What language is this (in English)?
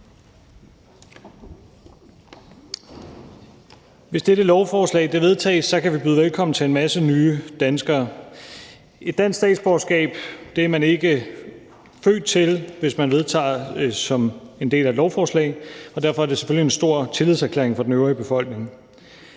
Danish